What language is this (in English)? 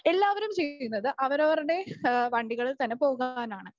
Malayalam